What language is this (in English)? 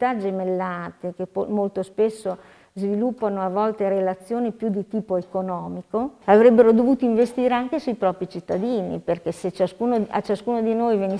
Italian